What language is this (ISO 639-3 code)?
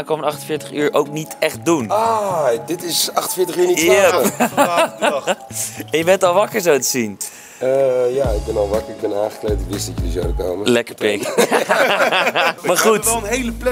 nld